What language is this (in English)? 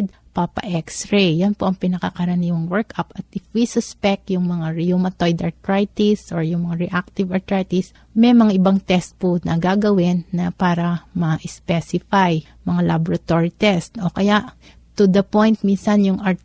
Filipino